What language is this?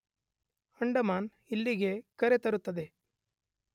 Kannada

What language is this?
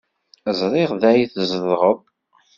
Kabyle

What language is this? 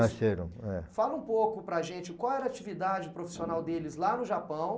Portuguese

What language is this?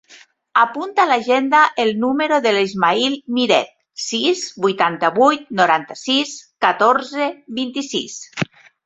Catalan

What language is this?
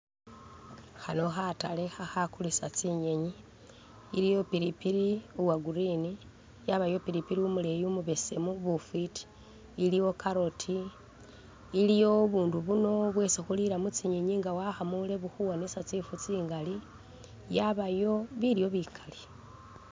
Masaaba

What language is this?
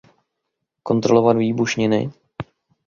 Czech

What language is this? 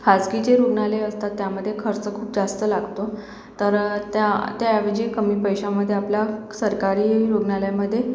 Marathi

